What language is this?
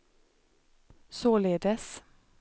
Swedish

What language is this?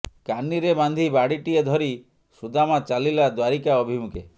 Odia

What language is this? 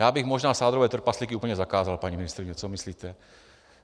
Czech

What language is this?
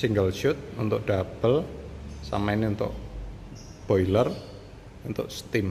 Indonesian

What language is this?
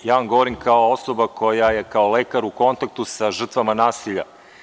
Serbian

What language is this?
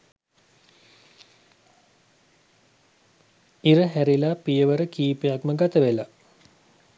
Sinhala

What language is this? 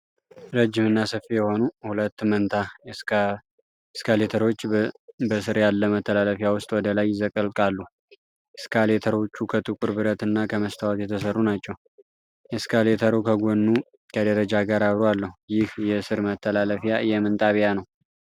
Amharic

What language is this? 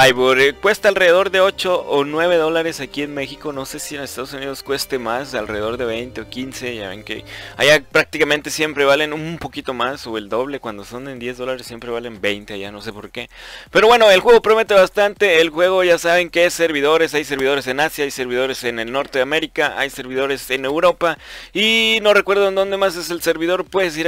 Spanish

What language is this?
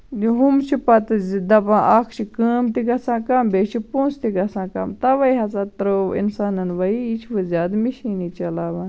Kashmiri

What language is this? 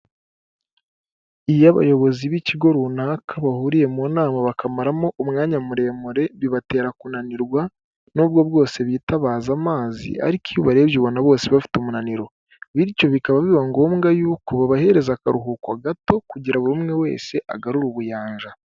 Kinyarwanda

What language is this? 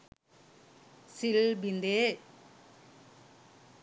Sinhala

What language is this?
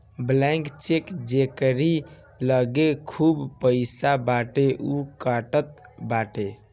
Bhojpuri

